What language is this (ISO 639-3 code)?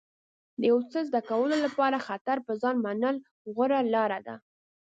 pus